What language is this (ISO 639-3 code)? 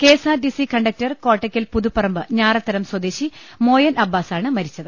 mal